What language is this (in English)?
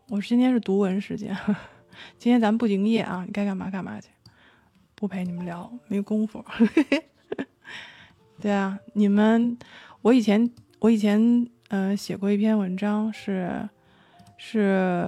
Chinese